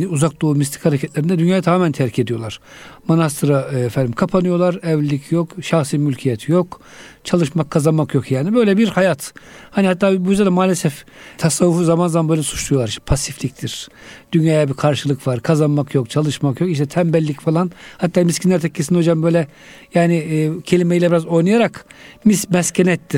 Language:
Turkish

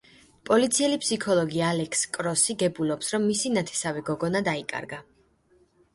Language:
Georgian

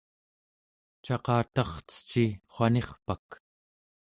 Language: Central Yupik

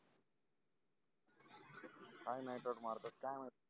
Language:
Marathi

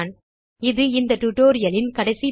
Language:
Tamil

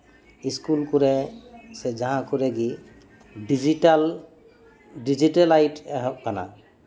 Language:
Santali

